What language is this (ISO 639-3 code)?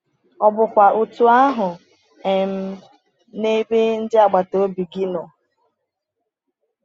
ibo